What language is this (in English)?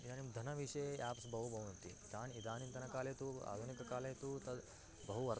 Sanskrit